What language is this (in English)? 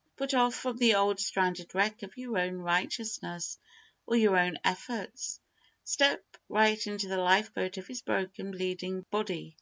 English